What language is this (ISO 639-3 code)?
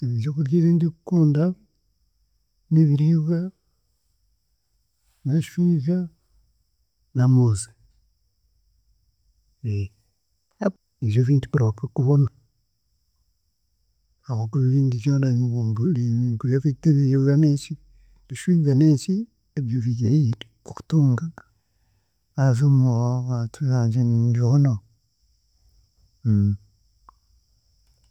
cgg